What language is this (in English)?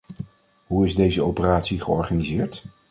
Dutch